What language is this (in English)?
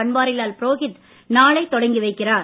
Tamil